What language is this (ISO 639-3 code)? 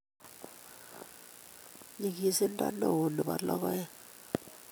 kln